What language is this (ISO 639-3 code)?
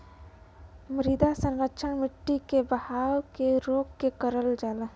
bho